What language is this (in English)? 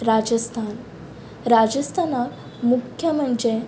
Konkani